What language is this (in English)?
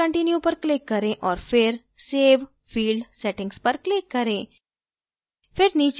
Hindi